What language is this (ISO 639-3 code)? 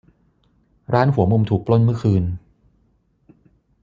tha